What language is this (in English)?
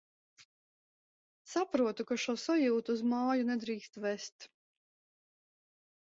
Latvian